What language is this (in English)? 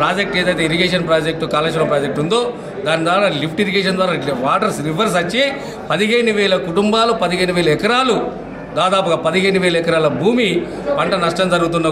Hindi